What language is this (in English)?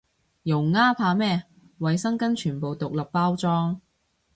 Cantonese